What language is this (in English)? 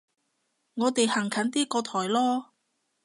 Cantonese